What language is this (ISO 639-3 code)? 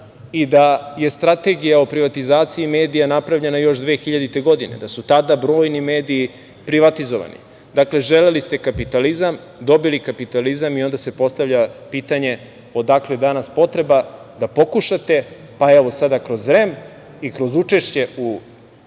srp